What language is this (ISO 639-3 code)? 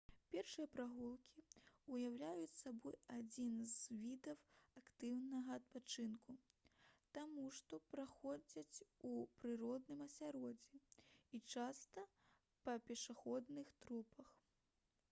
bel